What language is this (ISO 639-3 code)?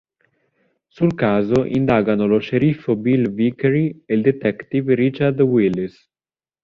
ita